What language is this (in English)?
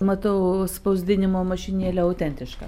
Lithuanian